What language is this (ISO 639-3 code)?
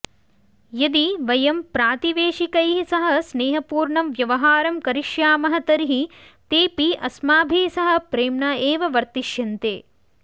san